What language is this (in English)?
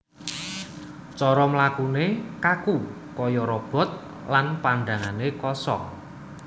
Javanese